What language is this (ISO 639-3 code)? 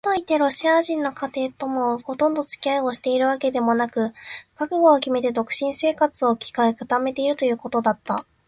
jpn